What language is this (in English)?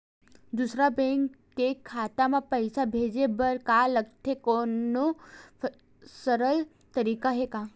Chhattisgarhi